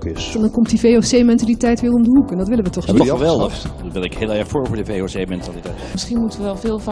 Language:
Dutch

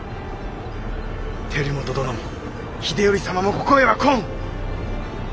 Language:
Japanese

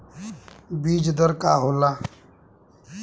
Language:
Bhojpuri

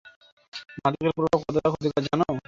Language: Bangla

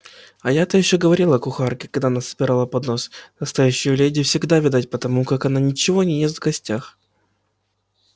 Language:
Russian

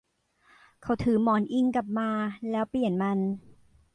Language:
Thai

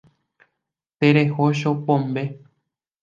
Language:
Guarani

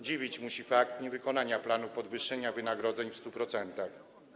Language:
Polish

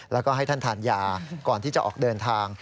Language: Thai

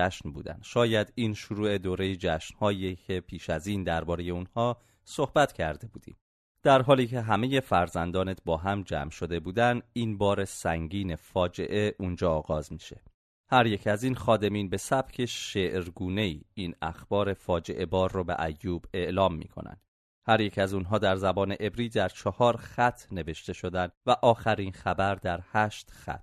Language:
Persian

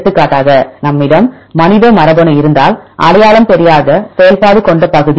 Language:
Tamil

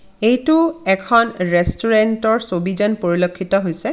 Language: Assamese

